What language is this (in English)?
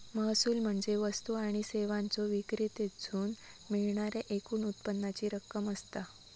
Marathi